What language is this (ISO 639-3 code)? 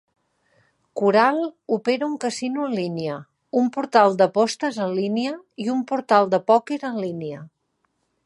cat